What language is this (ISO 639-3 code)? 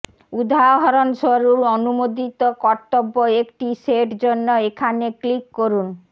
ben